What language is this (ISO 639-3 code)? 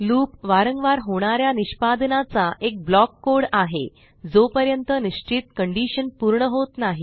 mar